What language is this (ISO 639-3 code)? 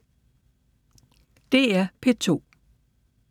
dan